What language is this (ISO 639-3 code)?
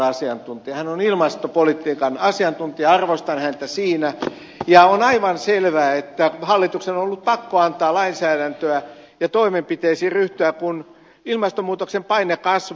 fin